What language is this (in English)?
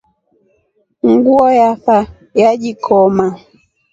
Rombo